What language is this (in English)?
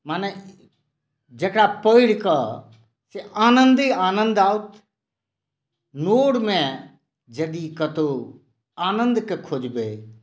Maithili